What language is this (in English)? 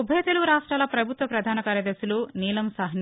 Telugu